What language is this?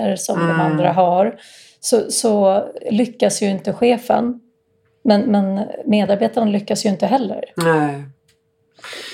Swedish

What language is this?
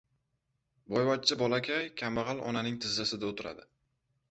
Uzbek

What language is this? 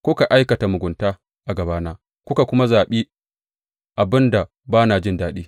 Hausa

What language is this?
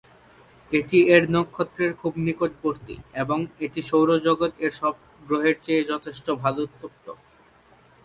Bangla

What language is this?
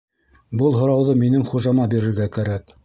Bashkir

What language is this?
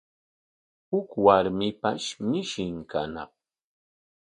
Corongo Ancash Quechua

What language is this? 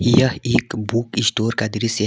Hindi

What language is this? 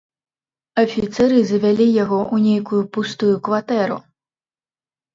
Belarusian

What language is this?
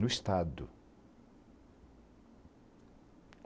Portuguese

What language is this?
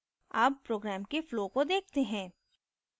Hindi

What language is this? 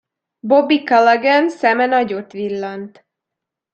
Hungarian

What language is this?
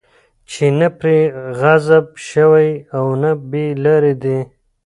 Pashto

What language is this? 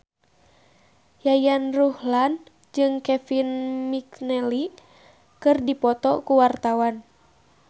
Sundanese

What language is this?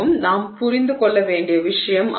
Tamil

